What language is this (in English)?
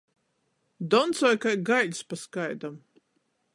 Latgalian